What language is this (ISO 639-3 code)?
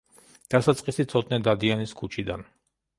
kat